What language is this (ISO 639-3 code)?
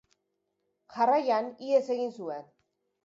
eus